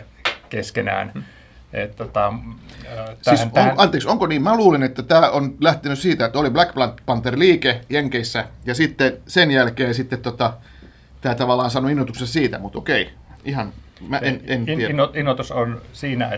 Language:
Finnish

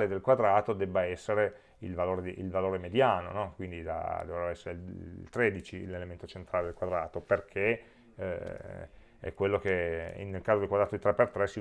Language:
Italian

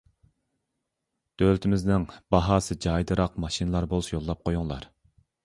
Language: Uyghur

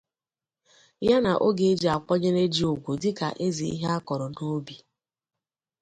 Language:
Igbo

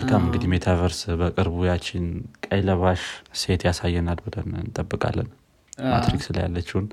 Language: Amharic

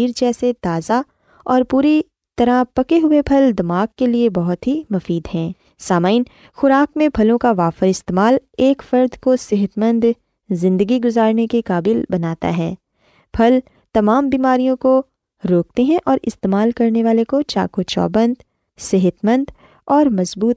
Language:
Urdu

